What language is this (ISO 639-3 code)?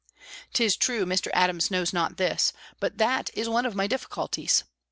eng